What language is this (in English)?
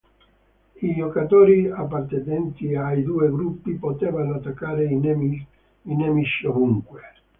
Italian